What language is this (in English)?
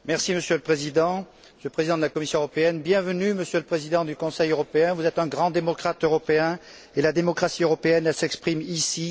French